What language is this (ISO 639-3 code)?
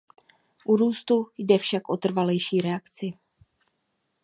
ces